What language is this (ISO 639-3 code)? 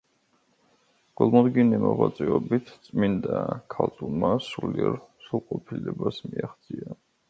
kat